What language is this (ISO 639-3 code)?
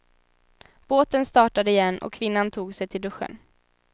swe